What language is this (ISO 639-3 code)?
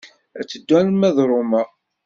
kab